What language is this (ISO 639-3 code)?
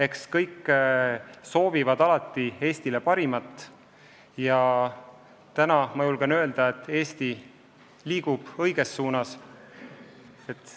est